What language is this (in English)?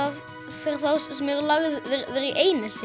Icelandic